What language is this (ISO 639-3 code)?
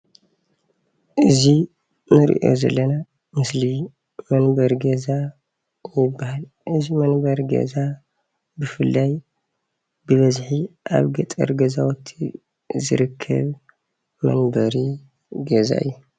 tir